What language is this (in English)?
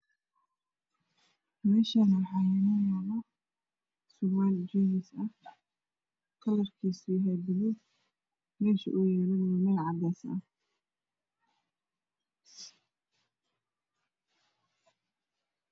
Somali